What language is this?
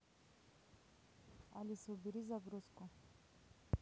Russian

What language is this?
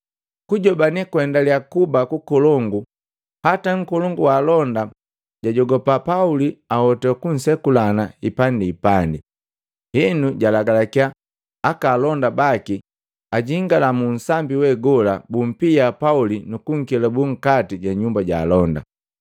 Matengo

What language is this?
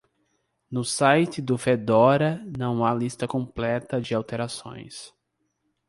Portuguese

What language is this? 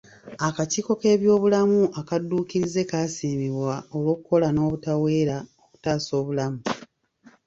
Ganda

